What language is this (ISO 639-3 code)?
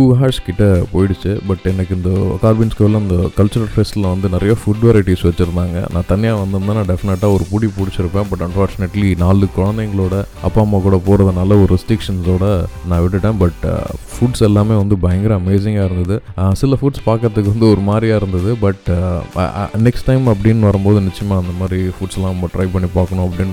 tam